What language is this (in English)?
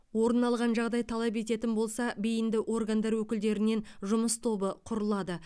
Kazakh